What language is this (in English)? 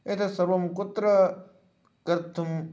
Sanskrit